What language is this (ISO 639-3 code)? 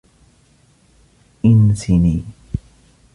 ara